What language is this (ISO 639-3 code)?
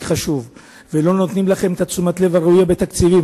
heb